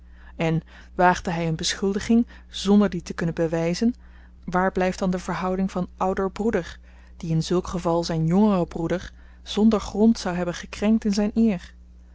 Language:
Dutch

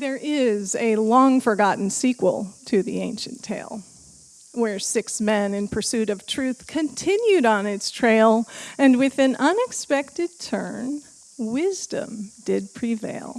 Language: English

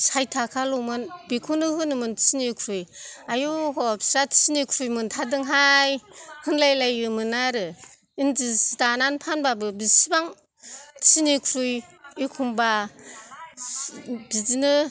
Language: Bodo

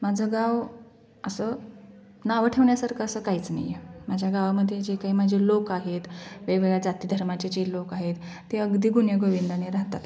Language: Marathi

